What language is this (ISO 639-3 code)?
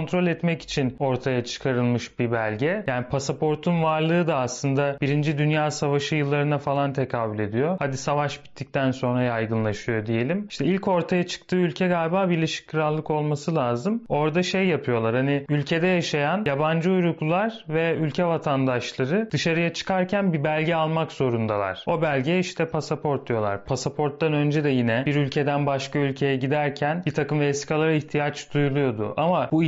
tur